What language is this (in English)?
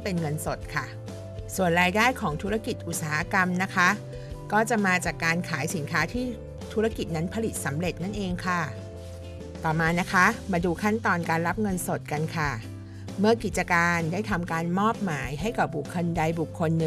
Thai